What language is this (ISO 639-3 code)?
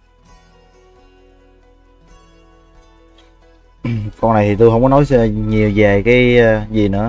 vie